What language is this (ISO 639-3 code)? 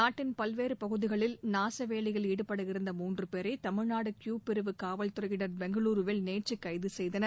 tam